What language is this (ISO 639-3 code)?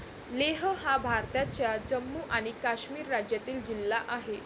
mar